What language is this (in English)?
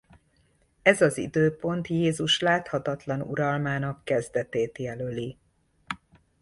Hungarian